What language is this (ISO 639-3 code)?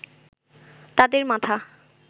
ben